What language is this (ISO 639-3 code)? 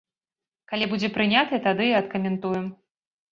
bel